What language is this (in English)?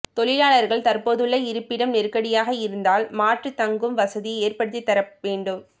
Tamil